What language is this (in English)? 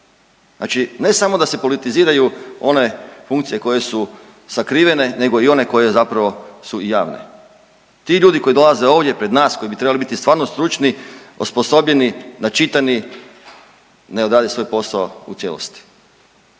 Croatian